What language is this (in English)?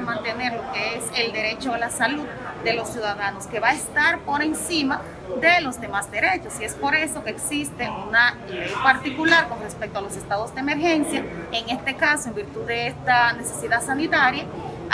Spanish